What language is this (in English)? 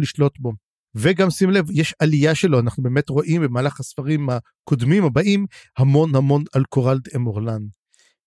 Hebrew